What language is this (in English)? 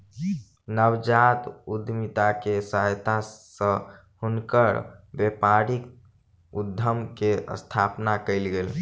Maithili